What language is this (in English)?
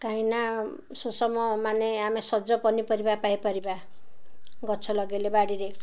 Odia